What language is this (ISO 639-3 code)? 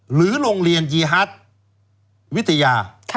tha